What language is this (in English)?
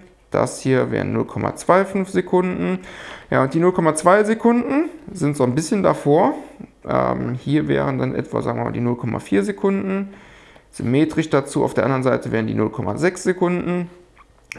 German